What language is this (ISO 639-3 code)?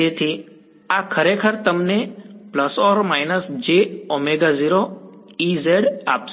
guj